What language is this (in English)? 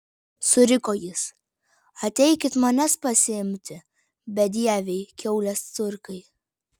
Lithuanian